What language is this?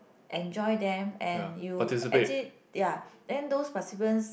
English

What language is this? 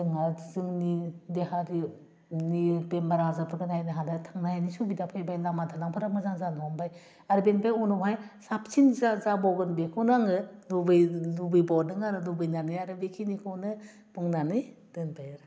Bodo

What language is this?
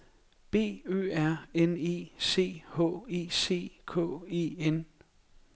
Danish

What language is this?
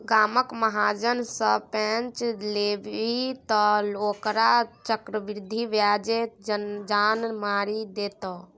Maithili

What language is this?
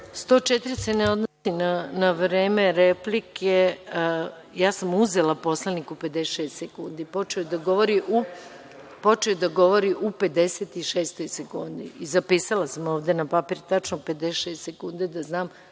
Serbian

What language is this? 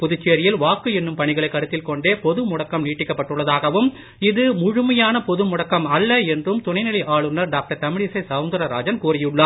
Tamil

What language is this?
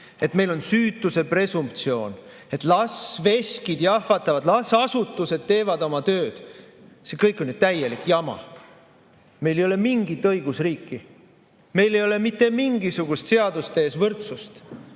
Estonian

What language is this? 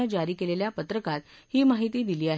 Marathi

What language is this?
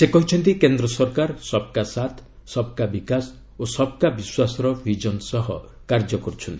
Odia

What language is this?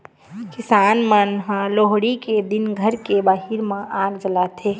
Chhattisgarhi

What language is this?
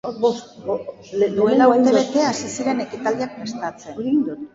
Basque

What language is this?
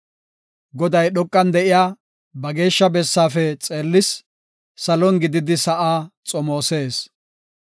Gofa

